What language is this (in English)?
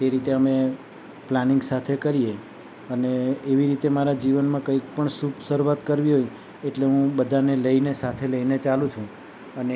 Gujarati